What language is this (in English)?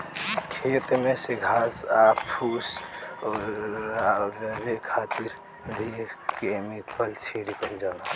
Bhojpuri